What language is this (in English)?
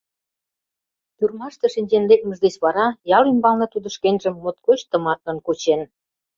Mari